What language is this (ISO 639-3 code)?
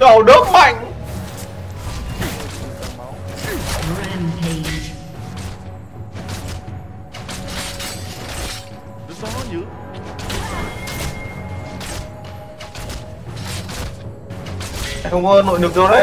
vie